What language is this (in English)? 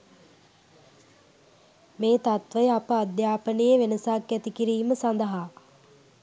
Sinhala